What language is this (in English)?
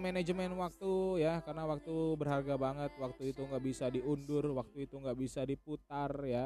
Indonesian